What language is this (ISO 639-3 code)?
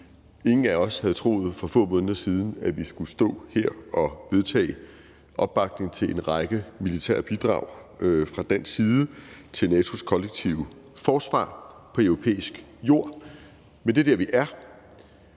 dan